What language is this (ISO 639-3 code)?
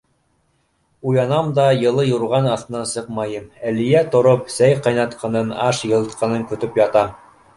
bak